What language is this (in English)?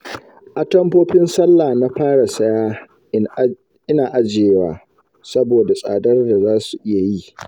Hausa